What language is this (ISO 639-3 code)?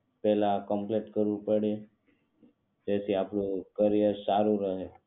guj